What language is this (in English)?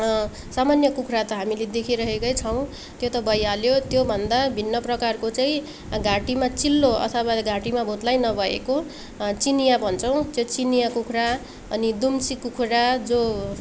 Nepali